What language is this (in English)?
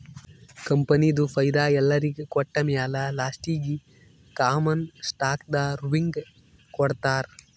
Kannada